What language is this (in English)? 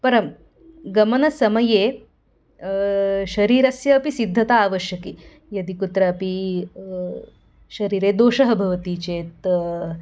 Sanskrit